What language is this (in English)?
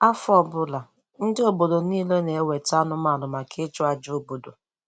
Igbo